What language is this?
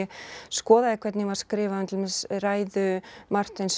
Icelandic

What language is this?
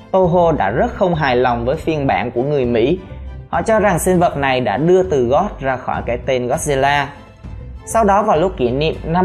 Vietnamese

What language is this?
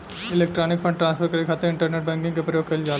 Bhojpuri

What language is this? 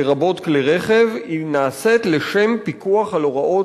Hebrew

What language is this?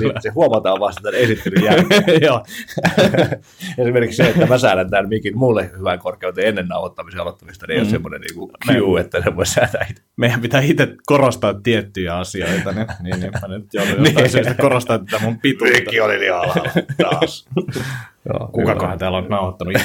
Finnish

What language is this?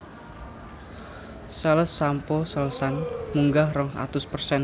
Javanese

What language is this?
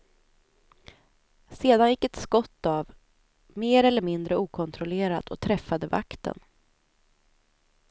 Swedish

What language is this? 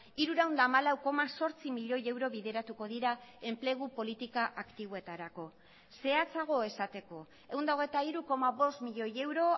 Basque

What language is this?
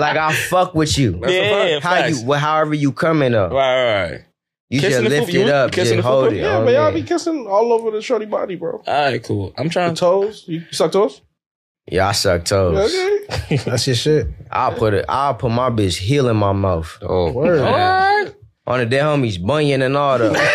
English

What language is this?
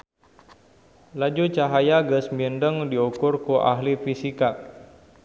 Sundanese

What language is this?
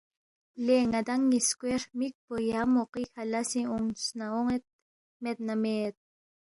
Balti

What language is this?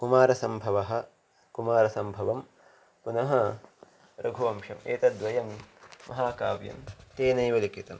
Sanskrit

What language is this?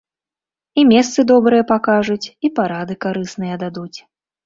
Belarusian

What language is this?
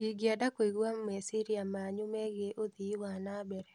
Kikuyu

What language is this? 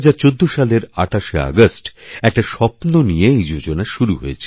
Bangla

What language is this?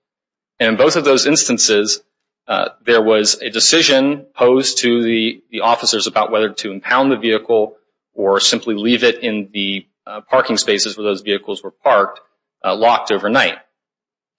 English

